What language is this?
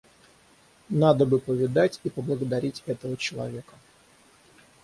Russian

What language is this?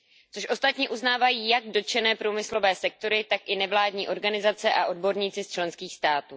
Czech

